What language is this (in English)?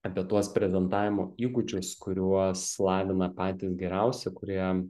Lithuanian